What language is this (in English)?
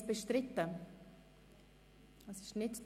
Swiss German